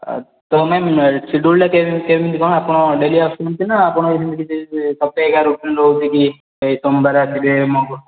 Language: Odia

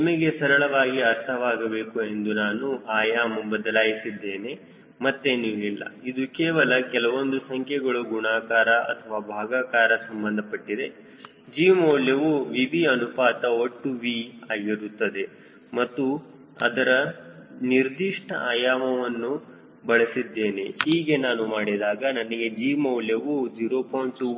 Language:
Kannada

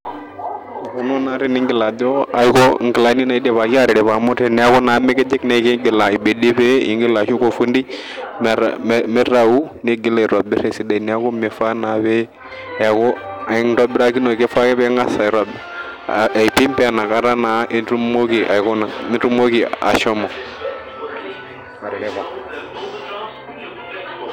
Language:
Masai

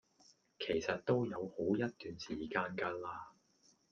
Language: Cantonese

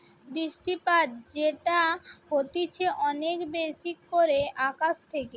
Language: Bangla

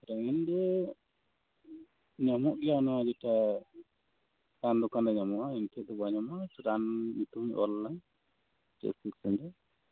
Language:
Santali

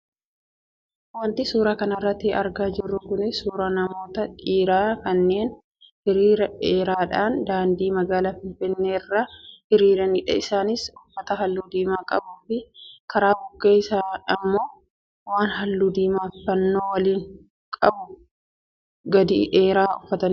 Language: Oromo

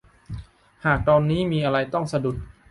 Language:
Thai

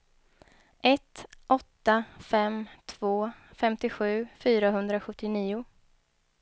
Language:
Swedish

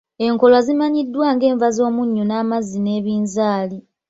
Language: Ganda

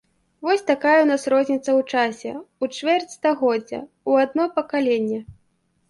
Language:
Belarusian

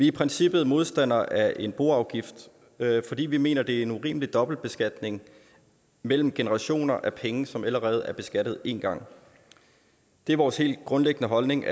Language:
Danish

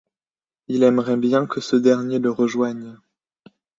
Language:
French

